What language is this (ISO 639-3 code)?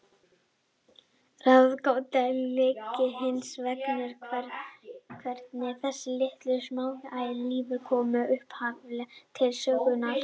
isl